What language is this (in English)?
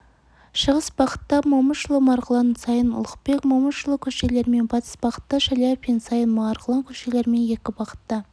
Kazakh